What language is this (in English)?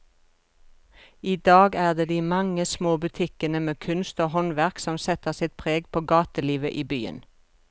Norwegian